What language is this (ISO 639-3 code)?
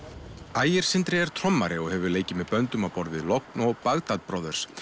isl